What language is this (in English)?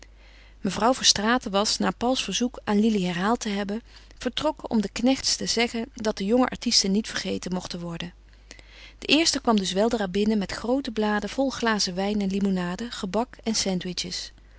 Dutch